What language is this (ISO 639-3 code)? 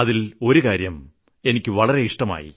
mal